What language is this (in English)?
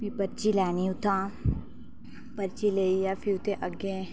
Dogri